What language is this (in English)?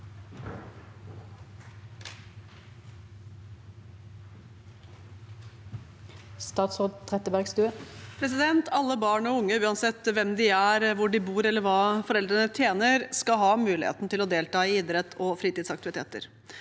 Norwegian